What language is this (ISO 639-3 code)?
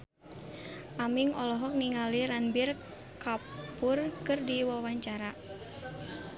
sun